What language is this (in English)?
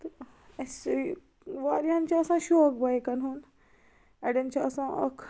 Kashmiri